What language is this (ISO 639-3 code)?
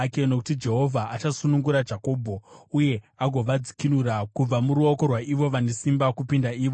sna